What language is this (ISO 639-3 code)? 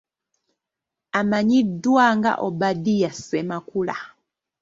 lug